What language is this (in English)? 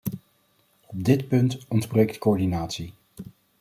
Dutch